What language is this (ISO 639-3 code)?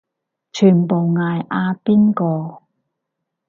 yue